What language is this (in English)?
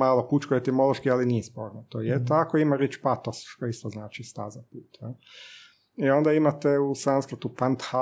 Croatian